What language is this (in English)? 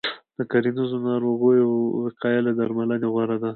Pashto